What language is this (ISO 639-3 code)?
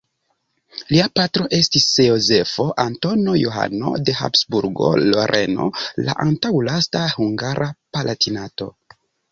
epo